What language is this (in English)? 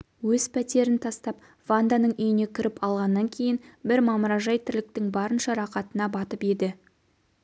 Kazakh